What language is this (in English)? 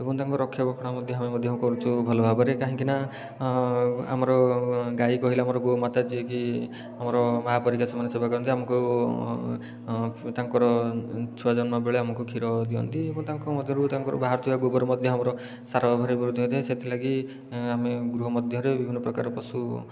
Odia